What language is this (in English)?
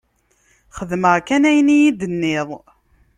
Kabyle